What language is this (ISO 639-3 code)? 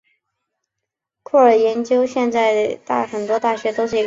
zho